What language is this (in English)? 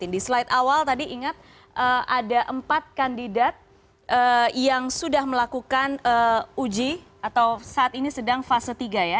Indonesian